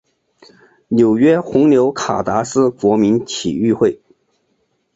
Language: Chinese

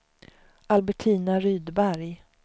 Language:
Swedish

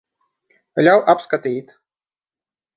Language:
Latvian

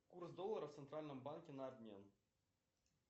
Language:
Russian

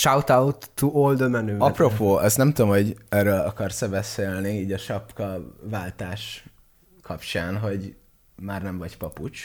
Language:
Hungarian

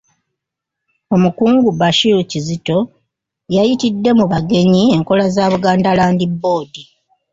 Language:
Ganda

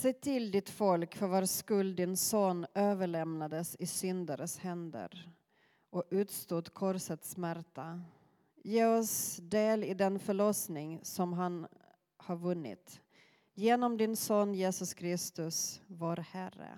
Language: Swedish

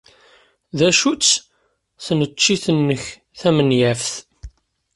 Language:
Kabyle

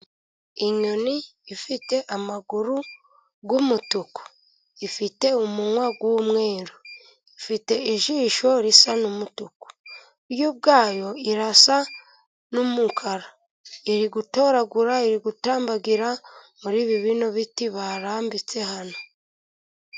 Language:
Kinyarwanda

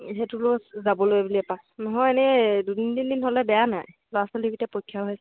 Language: Assamese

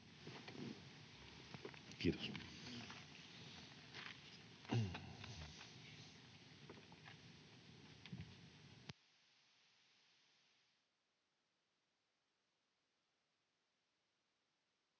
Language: Finnish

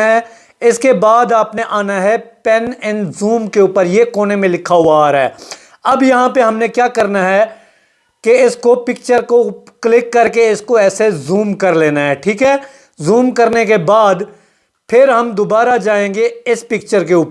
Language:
Urdu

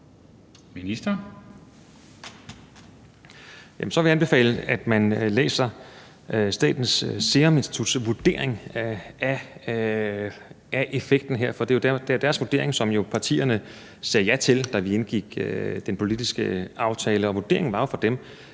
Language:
Danish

